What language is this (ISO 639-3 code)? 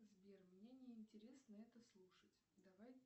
rus